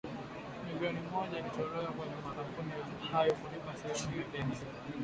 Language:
Swahili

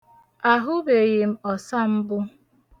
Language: Igbo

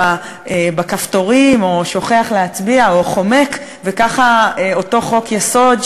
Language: Hebrew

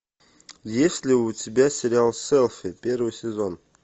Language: Russian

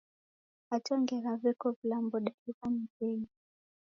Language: Taita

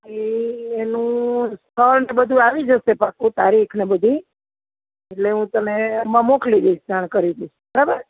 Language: Gujarati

